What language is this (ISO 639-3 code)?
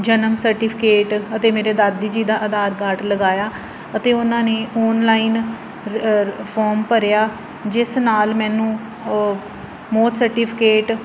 pan